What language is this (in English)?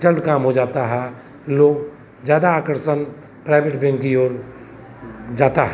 Hindi